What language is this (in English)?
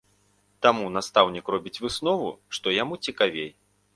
Belarusian